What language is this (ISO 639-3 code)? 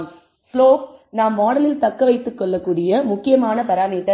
tam